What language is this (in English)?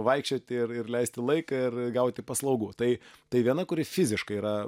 Lithuanian